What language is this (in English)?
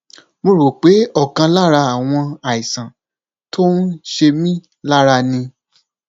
Yoruba